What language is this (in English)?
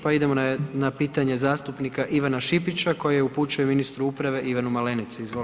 Croatian